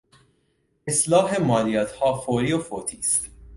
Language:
Persian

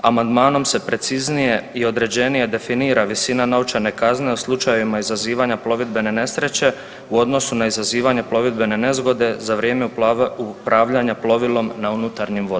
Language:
Croatian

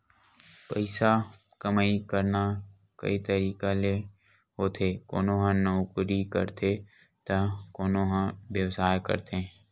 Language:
Chhattisgarhi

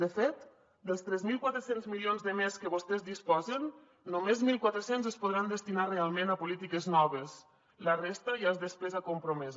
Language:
Catalan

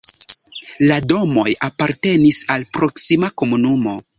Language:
Esperanto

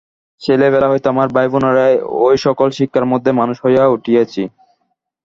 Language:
Bangla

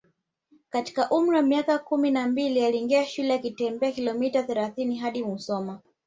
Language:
Swahili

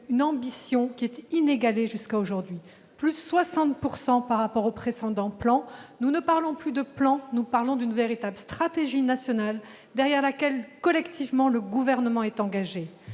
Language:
French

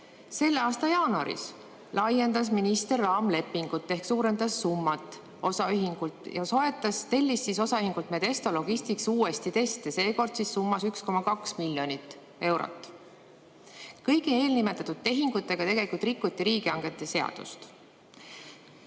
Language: Estonian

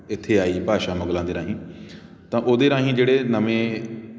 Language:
Punjabi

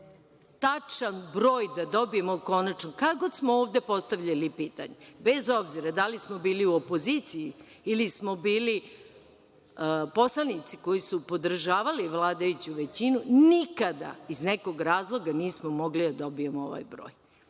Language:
Serbian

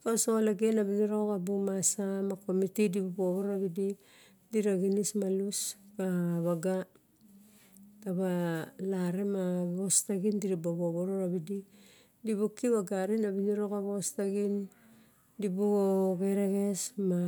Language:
Barok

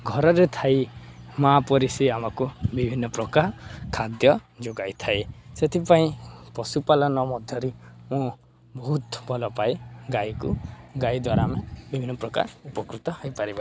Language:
Odia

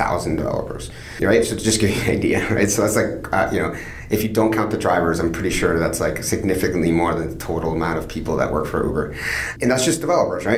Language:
English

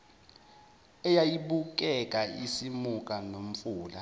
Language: Zulu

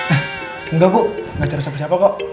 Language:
Indonesian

